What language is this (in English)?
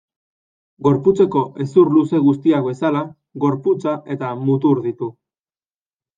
Basque